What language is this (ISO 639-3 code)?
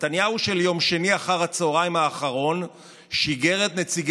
heb